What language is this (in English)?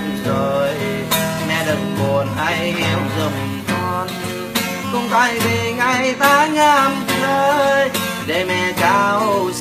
Vietnamese